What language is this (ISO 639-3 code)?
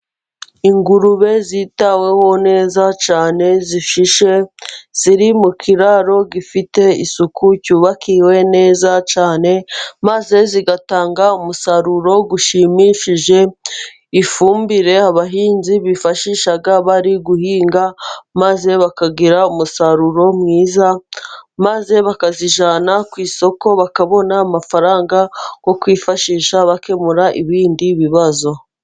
kin